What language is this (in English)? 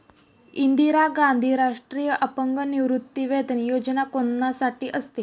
Marathi